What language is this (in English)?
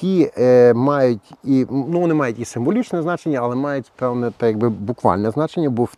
Ukrainian